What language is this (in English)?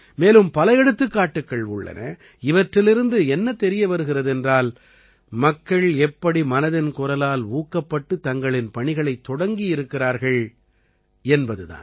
Tamil